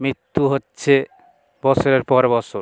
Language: Bangla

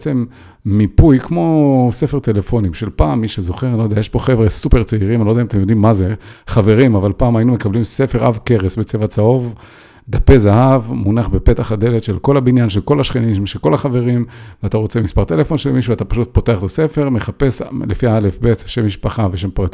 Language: Hebrew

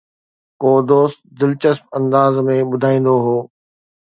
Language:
Sindhi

